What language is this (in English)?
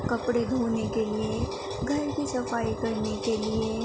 Urdu